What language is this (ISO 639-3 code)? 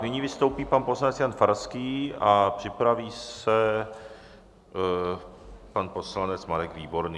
ces